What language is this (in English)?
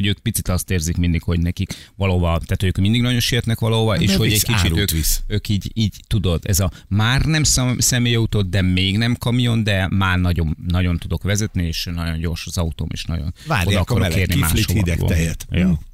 Hungarian